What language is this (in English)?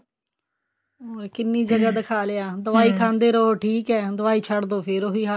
Punjabi